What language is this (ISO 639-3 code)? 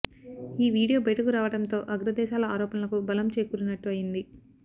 tel